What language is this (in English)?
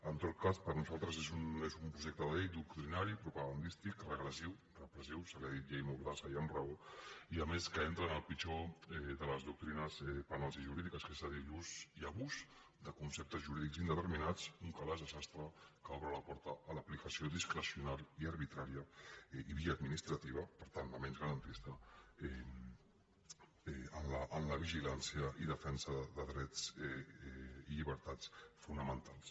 Catalan